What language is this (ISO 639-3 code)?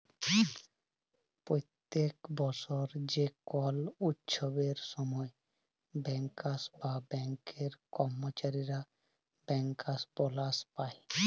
ben